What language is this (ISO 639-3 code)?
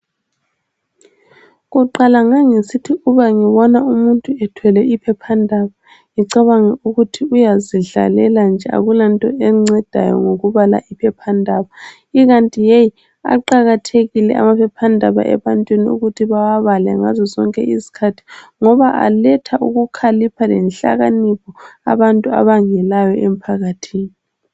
nde